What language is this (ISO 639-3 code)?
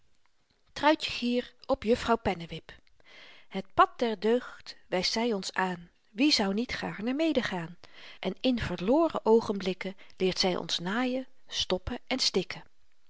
nld